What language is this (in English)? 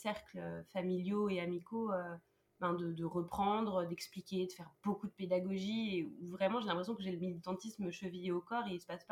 French